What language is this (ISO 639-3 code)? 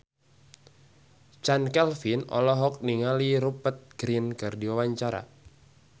sun